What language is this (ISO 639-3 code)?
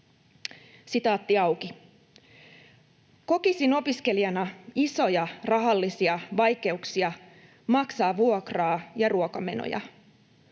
fin